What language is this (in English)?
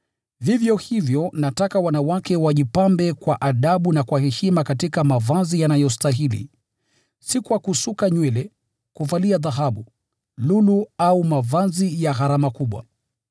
Swahili